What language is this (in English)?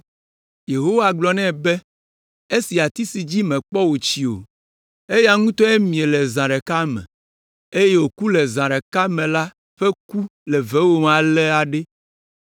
Ewe